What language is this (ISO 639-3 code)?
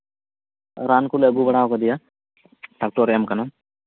sat